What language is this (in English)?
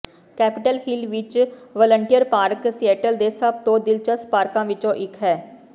Punjabi